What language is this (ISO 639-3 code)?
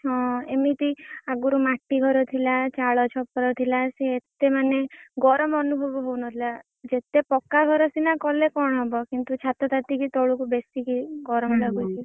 ori